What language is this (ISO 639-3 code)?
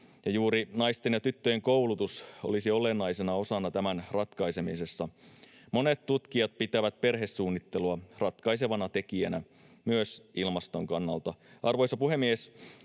fin